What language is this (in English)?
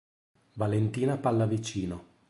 Italian